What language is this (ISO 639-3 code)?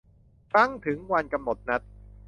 tha